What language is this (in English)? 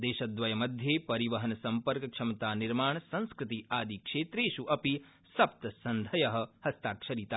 Sanskrit